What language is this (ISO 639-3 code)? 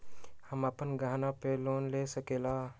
mag